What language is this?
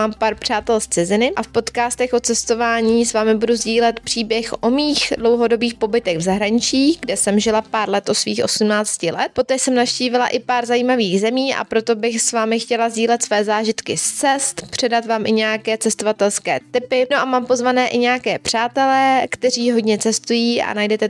Czech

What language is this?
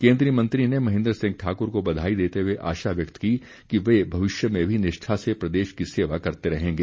Hindi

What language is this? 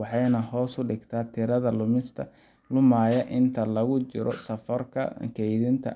Somali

